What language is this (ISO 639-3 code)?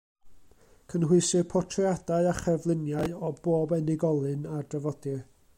cym